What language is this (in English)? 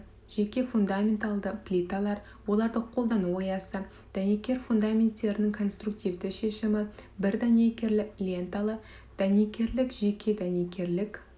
Kazakh